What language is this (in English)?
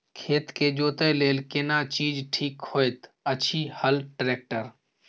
Maithili